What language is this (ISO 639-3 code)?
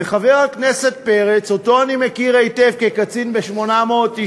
heb